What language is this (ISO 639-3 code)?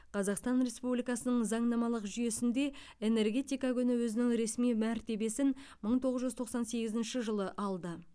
kaz